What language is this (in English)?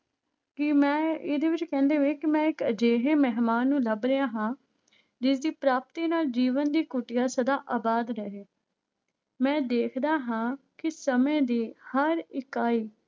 Punjabi